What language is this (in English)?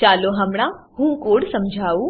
Gujarati